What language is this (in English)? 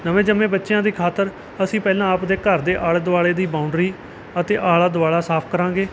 Punjabi